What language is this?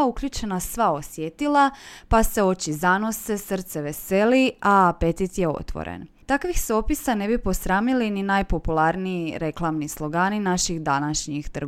Croatian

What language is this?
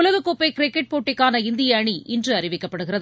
Tamil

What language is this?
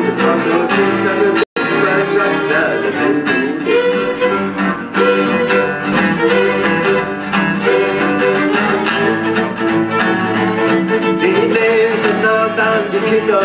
Romanian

